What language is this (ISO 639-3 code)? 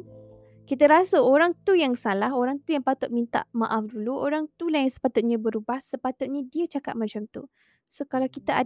msa